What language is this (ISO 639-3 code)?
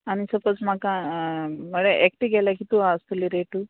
kok